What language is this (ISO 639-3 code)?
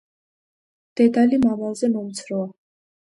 kat